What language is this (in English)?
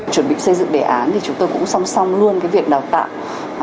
Vietnamese